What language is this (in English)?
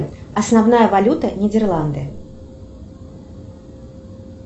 Russian